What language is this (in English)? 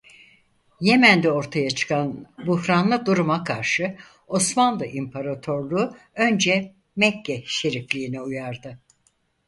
Turkish